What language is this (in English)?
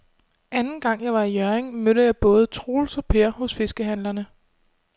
Danish